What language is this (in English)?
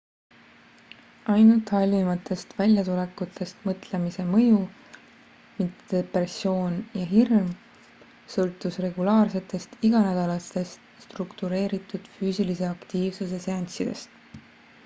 Estonian